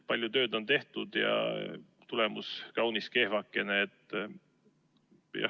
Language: Estonian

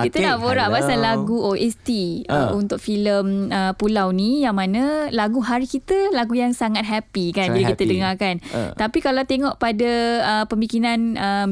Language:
Malay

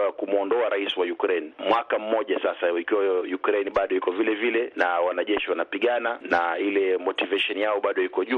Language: Swahili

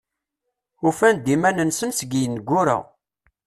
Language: Kabyle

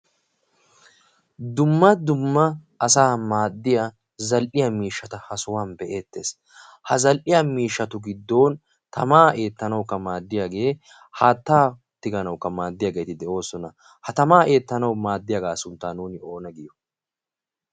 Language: Wolaytta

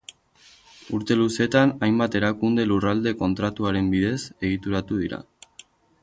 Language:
Basque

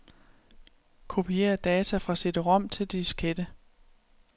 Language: Danish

